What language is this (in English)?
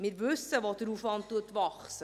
Swiss German